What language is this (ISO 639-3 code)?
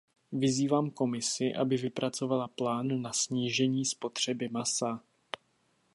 ces